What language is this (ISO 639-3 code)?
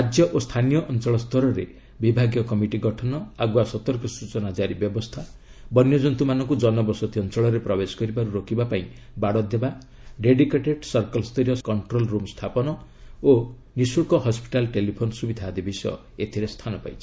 ori